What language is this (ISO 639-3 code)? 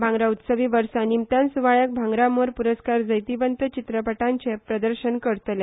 kok